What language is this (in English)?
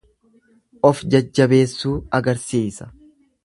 Oromo